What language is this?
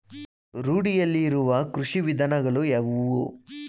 Kannada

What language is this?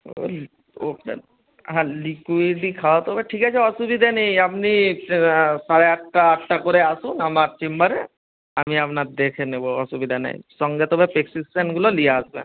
Bangla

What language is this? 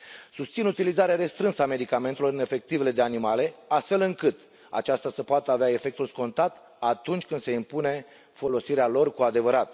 Romanian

